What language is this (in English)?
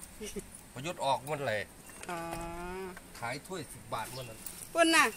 Thai